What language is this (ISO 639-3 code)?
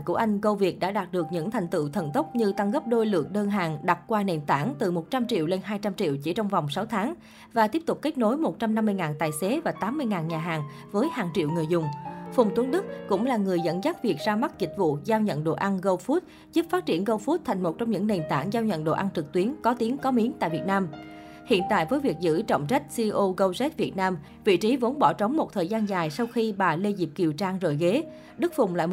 vie